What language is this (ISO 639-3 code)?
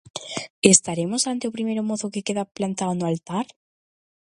glg